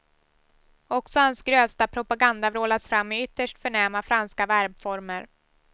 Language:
Swedish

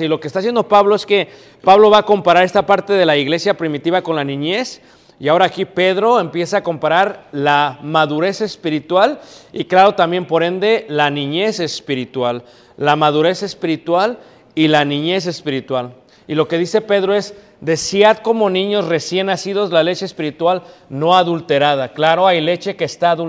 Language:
Spanish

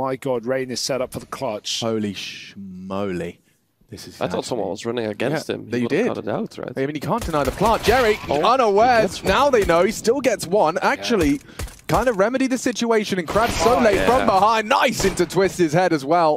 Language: English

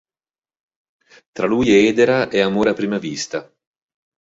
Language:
Italian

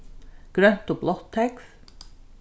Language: Faroese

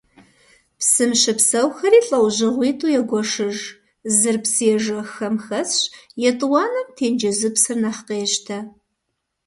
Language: Kabardian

